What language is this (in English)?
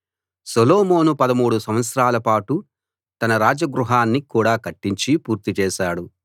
Telugu